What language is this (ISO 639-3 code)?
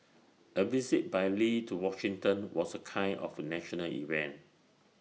eng